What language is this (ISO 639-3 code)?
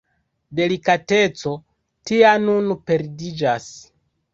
epo